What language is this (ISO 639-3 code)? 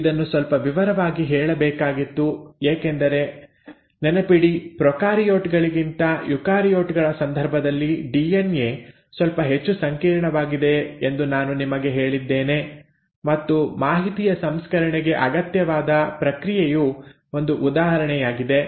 kan